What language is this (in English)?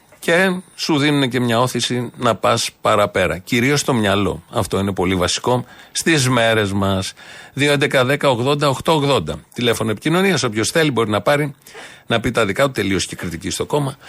Greek